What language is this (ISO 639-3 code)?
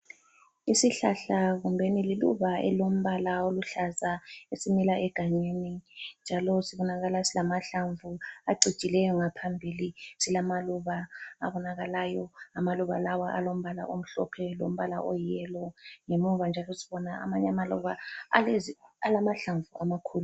nde